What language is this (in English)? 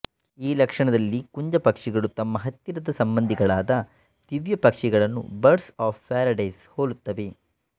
Kannada